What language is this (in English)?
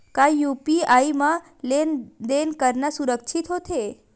Chhattisgarhi